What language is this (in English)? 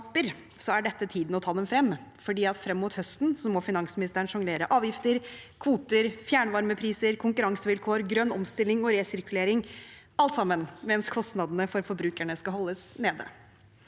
Norwegian